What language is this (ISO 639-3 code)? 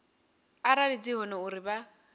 ven